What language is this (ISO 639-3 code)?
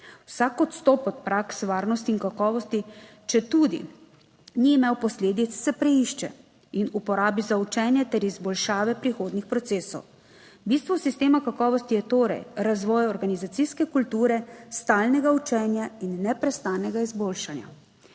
slv